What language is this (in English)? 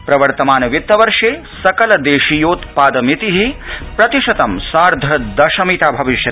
Sanskrit